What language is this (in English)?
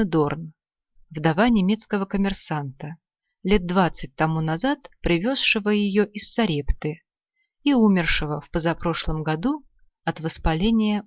Russian